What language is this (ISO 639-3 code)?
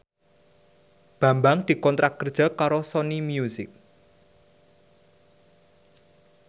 jav